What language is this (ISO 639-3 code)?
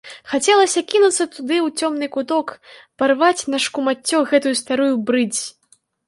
bel